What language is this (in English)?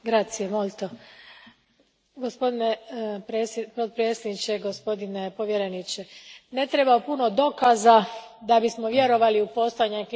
Croatian